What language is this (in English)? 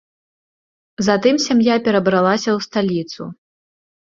Belarusian